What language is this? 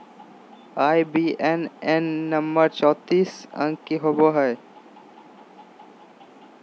Magahi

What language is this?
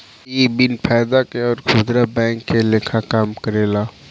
Bhojpuri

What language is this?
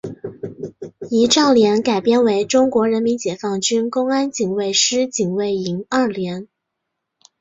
Chinese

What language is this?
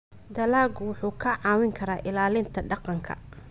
Somali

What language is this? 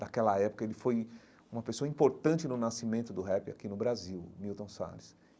Portuguese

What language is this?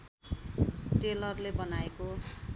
Nepali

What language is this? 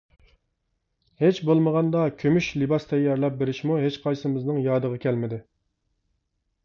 Uyghur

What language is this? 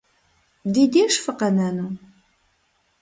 Kabardian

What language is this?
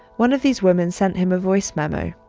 English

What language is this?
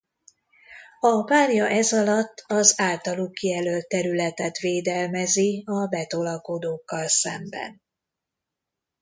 Hungarian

